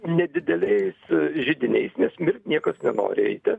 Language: Lithuanian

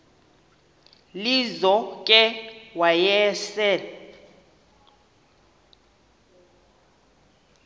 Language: Xhosa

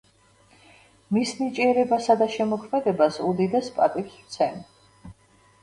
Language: Georgian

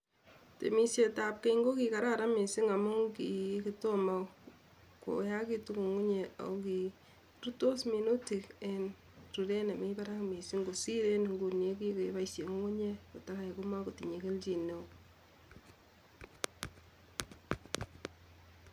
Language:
Kalenjin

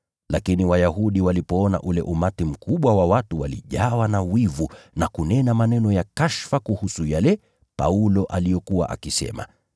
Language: Swahili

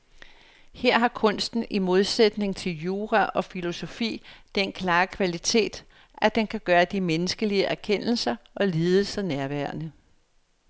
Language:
Danish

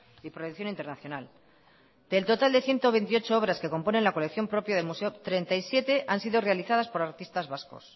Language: Spanish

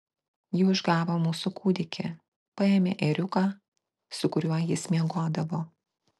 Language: Lithuanian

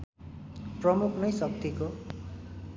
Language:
Nepali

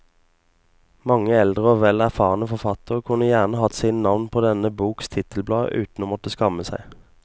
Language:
Norwegian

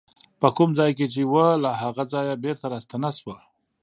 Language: Pashto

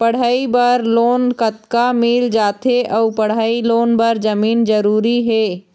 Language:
Chhattisgarhi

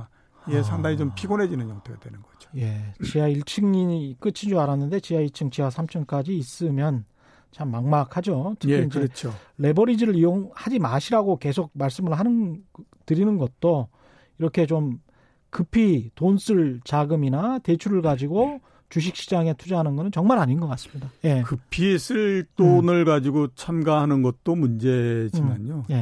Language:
Korean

